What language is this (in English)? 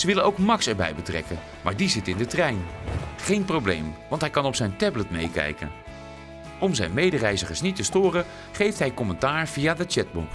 Dutch